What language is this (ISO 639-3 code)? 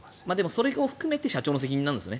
jpn